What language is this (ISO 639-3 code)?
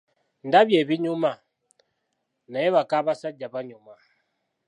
lug